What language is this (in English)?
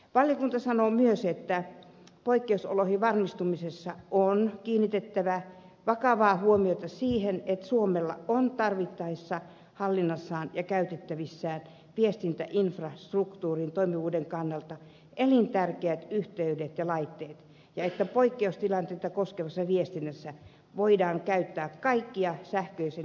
Finnish